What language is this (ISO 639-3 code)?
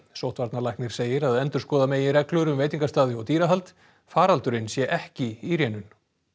isl